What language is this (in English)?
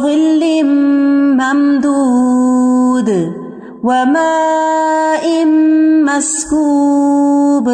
Urdu